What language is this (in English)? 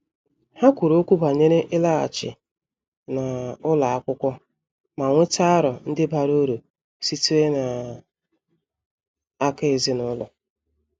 Igbo